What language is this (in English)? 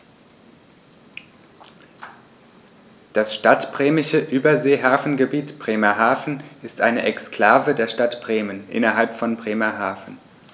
German